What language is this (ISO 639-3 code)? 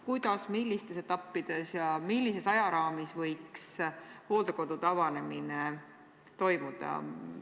est